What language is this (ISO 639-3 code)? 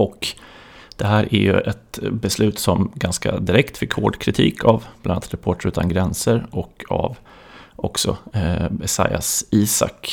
swe